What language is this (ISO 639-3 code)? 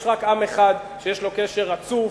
heb